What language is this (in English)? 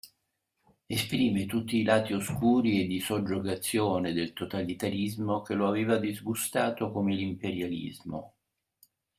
Italian